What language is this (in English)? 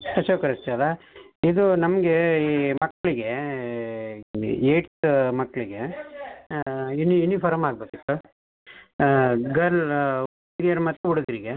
Kannada